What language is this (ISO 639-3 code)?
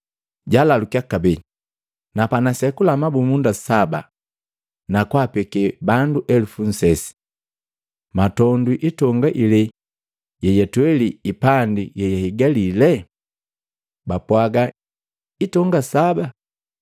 mgv